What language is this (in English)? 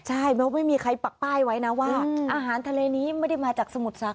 Thai